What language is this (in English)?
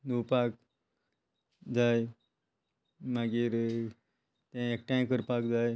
Konkani